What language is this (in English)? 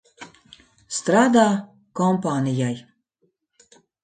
Latvian